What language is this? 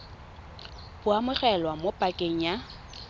Tswana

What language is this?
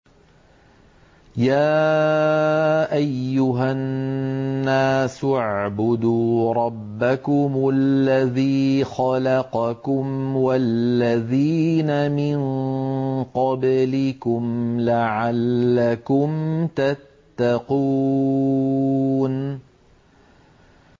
Arabic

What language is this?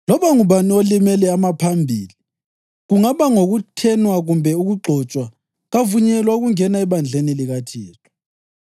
North Ndebele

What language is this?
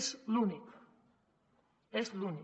Catalan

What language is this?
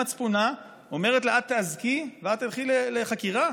Hebrew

